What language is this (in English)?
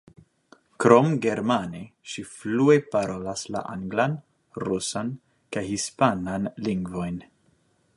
Esperanto